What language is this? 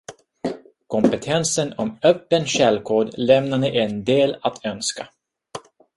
Swedish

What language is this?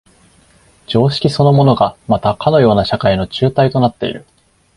Japanese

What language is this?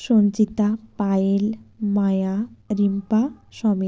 Bangla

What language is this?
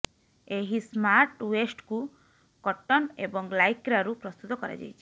Odia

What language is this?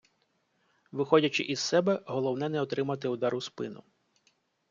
Ukrainian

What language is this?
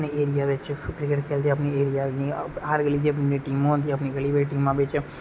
Dogri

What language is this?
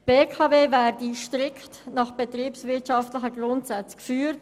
Swiss German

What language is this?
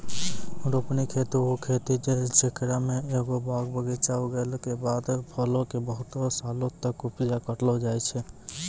Maithili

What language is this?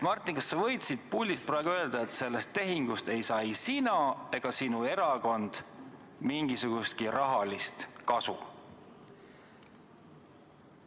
Estonian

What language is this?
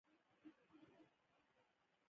Pashto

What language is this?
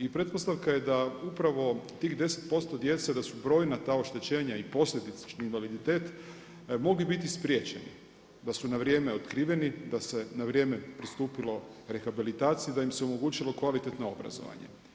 Croatian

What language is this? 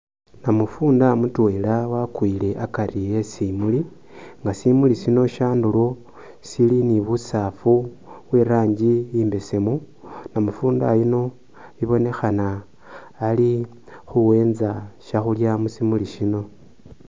Masaaba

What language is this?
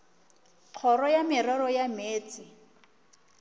Northern Sotho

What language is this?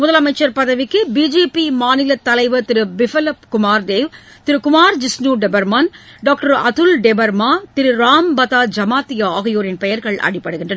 Tamil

